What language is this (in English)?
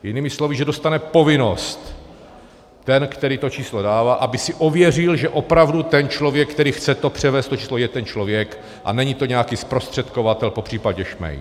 Czech